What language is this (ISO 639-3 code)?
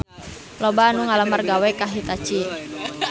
sun